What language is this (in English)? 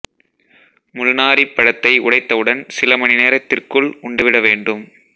Tamil